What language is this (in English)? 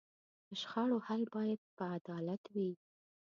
Pashto